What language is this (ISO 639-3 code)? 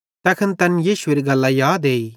bhd